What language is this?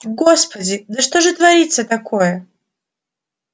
Russian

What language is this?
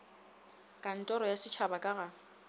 Northern Sotho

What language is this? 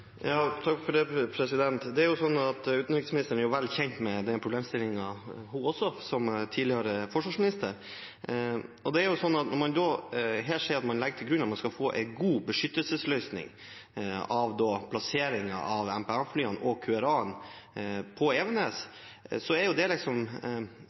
Norwegian Bokmål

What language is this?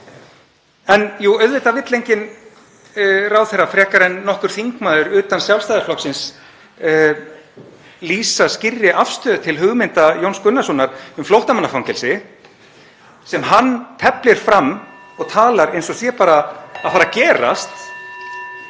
Icelandic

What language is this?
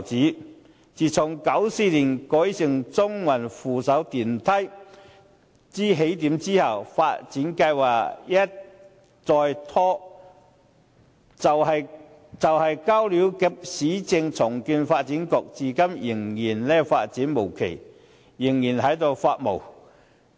Cantonese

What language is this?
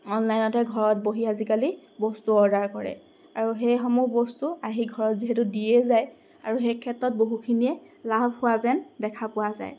Assamese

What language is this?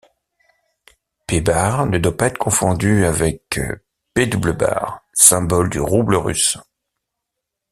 French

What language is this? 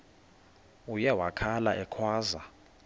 Xhosa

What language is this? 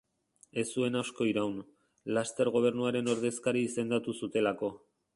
Basque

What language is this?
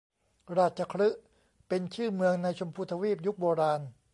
Thai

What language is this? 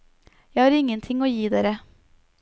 Norwegian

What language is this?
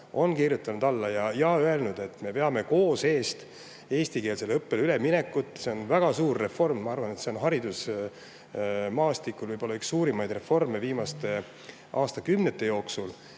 Estonian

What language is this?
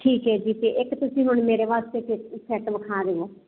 Punjabi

